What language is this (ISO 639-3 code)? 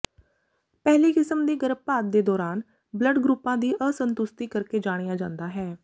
pan